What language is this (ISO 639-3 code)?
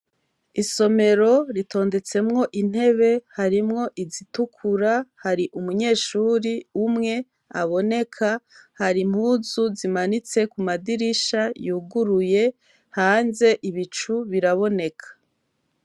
run